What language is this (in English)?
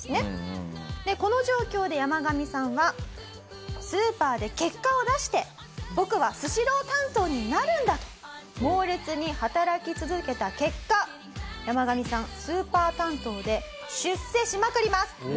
Japanese